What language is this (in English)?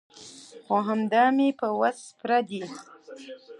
Pashto